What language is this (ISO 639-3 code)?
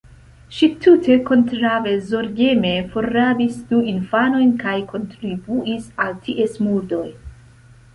epo